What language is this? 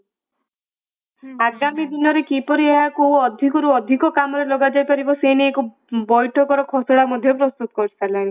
Odia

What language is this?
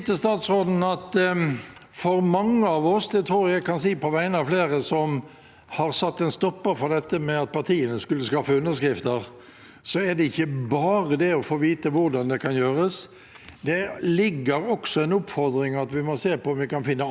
Norwegian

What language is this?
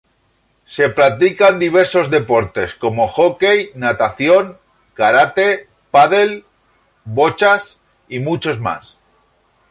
Spanish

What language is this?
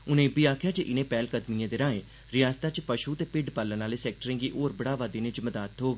Dogri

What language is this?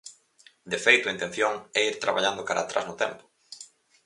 Galician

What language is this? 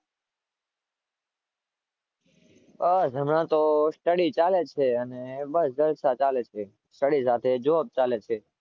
Gujarati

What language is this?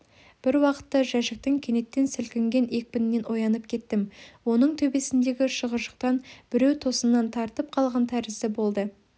Kazakh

